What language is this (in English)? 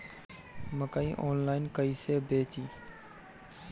Bhojpuri